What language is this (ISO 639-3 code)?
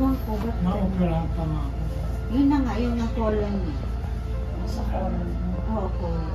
fil